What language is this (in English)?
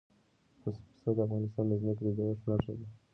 Pashto